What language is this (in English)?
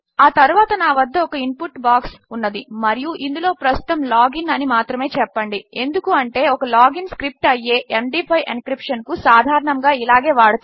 Telugu